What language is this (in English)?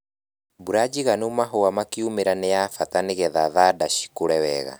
Kikuyu